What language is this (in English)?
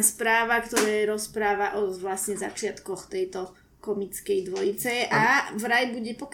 Slovak